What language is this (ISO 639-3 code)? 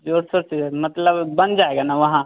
hin